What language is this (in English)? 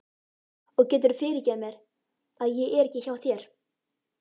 Icelandic